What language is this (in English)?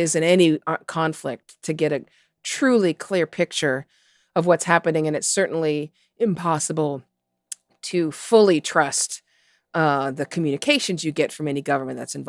English